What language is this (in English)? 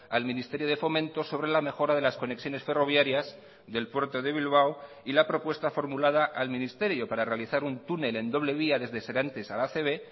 Spanish